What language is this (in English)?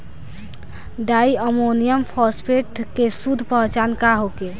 Bhojpuri